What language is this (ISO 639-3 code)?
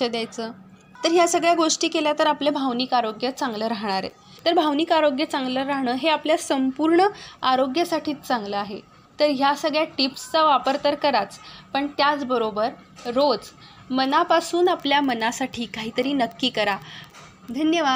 mar